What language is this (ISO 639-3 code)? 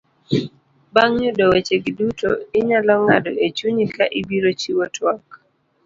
luo